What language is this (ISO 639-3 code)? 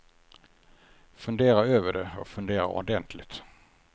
swe